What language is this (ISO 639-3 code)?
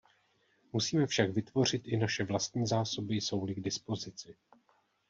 ces